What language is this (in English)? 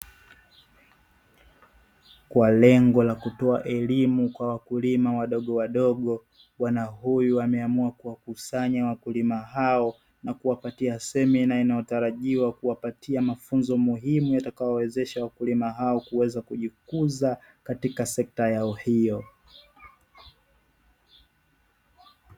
Swahili